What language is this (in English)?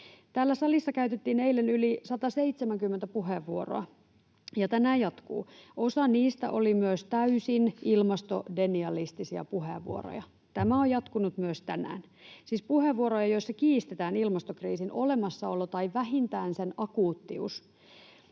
Finnish